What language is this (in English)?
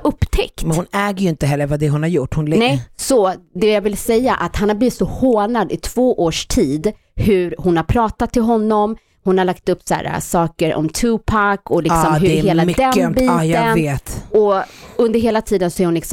Swedish